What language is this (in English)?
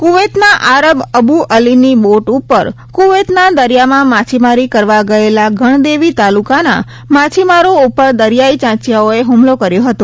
Gujarati